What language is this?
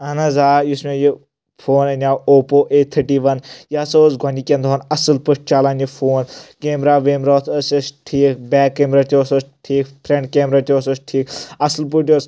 Kashmiri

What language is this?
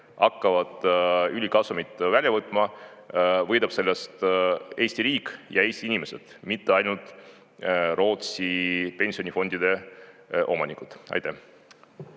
Estonian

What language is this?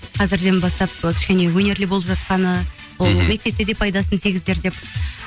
Kazakh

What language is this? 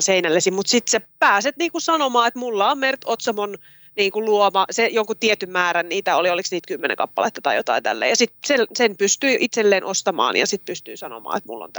Finnish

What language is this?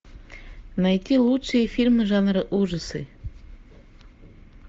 Russian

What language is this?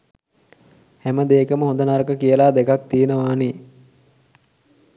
Sinhala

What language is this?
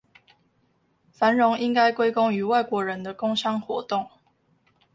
Chinese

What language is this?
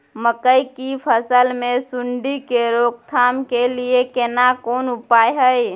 Maithili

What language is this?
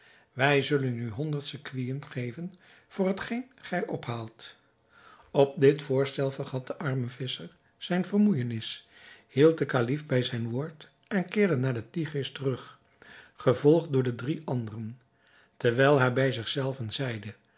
Dutch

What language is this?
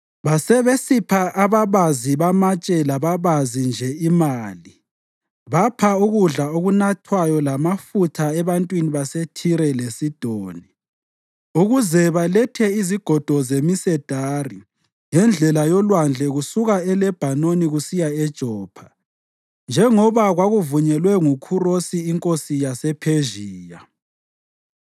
North Ndebele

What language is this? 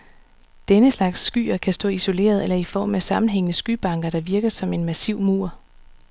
Danish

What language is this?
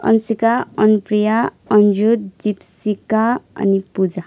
Nepali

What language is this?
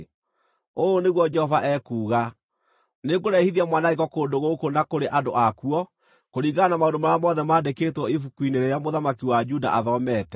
Kikuyu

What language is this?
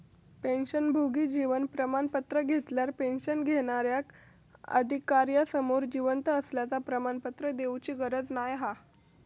Marathi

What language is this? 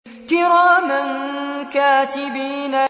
Arabic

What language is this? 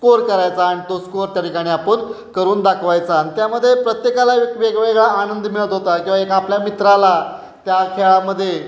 Marathi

